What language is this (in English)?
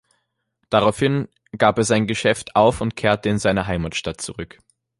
German